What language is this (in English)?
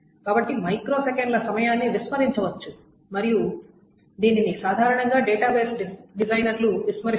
Telugu